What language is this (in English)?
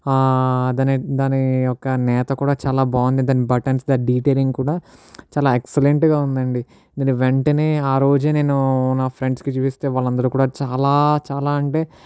Telugu